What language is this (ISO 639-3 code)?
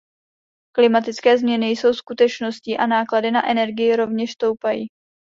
ces